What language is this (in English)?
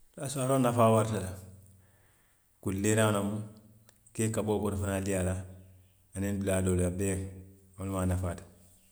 Western Maninkakan